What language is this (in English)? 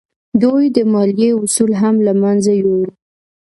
Pashto